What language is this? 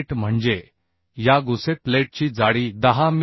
Marathi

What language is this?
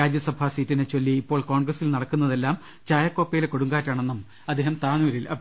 Malayalam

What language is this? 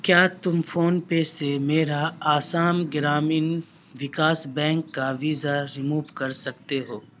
Urdu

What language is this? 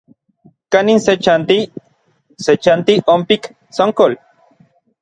Orizaba Nahuatl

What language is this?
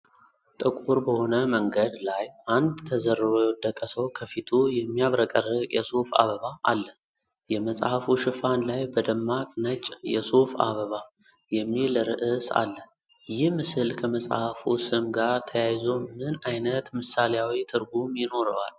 Amharic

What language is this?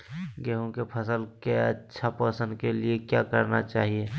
Magahi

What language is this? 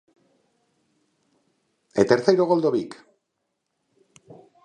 Galician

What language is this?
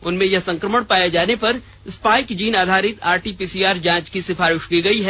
Hindi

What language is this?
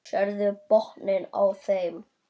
Icelandic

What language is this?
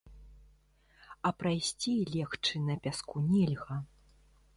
Belarusian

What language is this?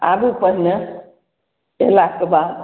Maithili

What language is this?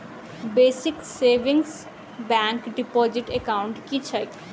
Maithili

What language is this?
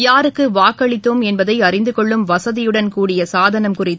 Tamil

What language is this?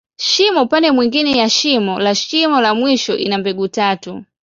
Swahili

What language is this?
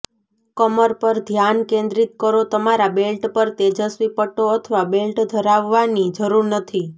Gujarati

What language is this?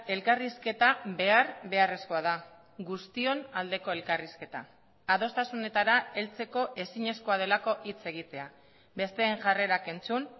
Basque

